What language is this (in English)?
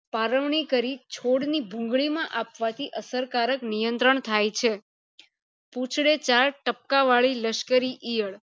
Gujarati